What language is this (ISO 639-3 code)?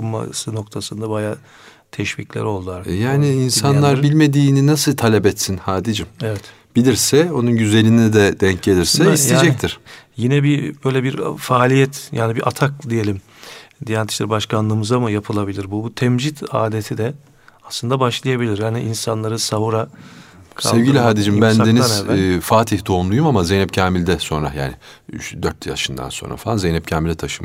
tur